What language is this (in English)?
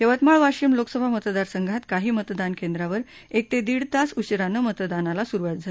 Marathi